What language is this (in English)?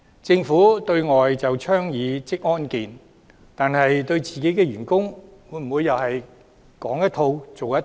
Cantonese